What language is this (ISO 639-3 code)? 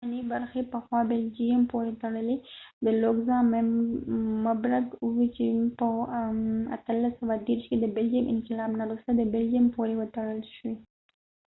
pus